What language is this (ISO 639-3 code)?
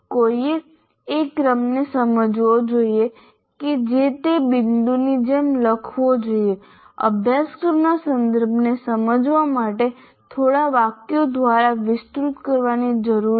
guj